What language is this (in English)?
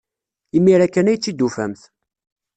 Kabyle